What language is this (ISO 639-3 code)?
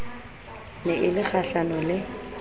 sot